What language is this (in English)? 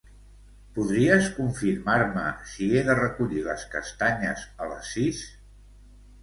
Catalan